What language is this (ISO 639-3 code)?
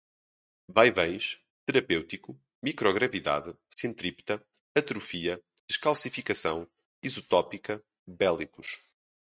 por